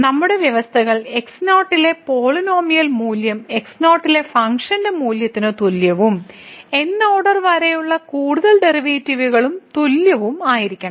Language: Malayalam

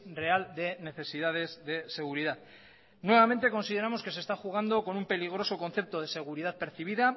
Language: Spanish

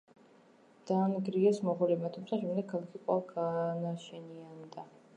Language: Georgian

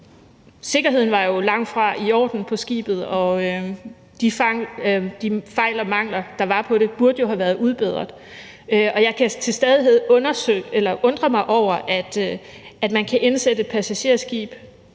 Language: Danish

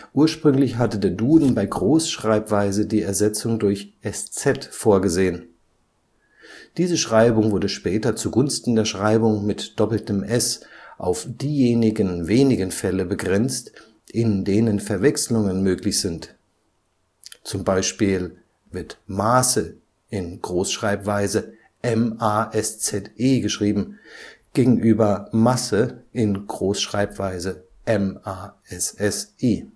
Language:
German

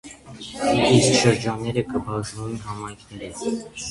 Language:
Armenian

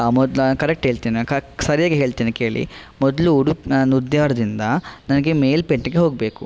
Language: Kannada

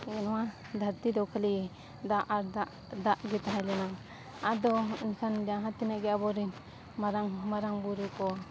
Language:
Santali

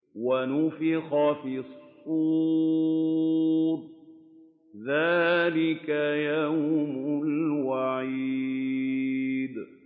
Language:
Arabic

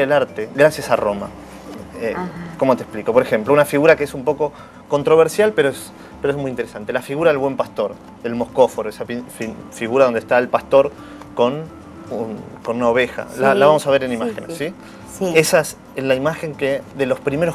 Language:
Spanish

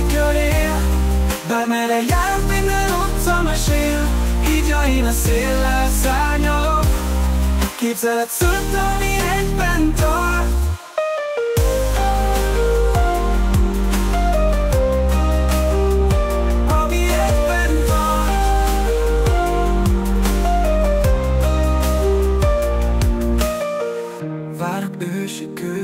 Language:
Hungarian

